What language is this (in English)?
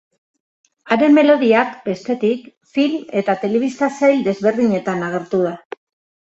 Basque